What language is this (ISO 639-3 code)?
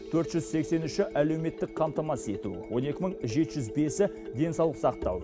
kaz